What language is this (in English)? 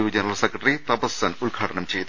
Malayalam